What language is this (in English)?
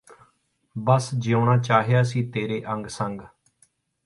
Punjabi